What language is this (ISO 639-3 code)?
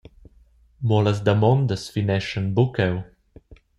roh